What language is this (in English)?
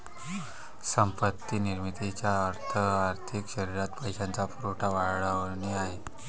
Marathi